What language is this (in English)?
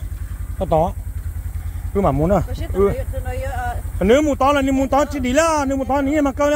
Thai